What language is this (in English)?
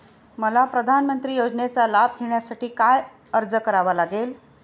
Marathi